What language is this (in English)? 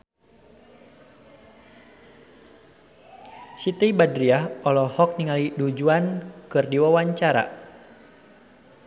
Sundanese